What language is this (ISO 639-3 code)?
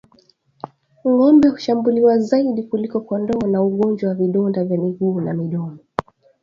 swa